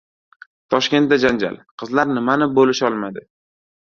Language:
Uzbek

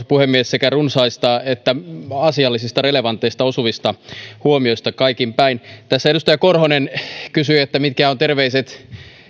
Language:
Finnish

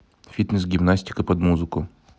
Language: Russian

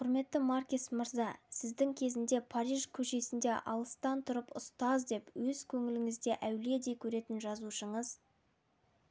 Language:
Kazakh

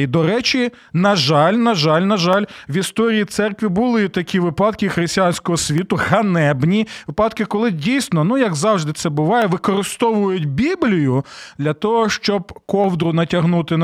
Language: Ukrainian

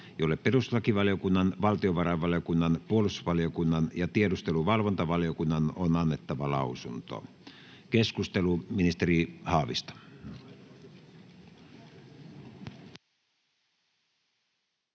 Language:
Finnish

